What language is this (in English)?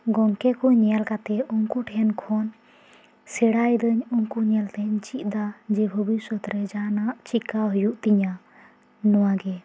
Santali